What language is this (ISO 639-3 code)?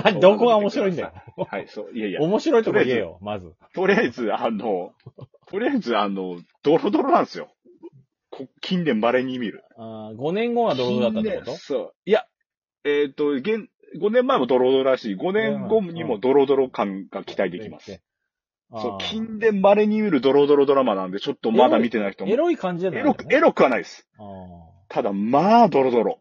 jpn